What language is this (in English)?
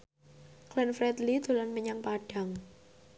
Javanese